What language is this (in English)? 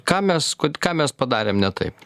Lithuanian